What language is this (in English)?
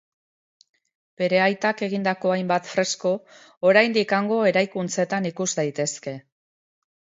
Basque